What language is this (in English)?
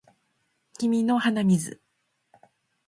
Japanese